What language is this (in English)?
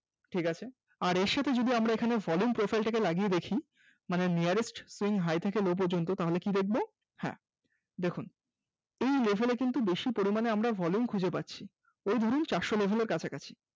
Bangla